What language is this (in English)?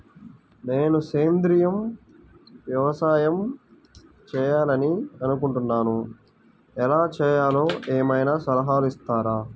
Telugu